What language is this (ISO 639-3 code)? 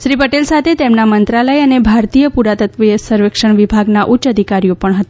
guj